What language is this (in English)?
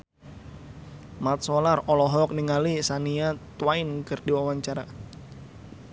Sundanese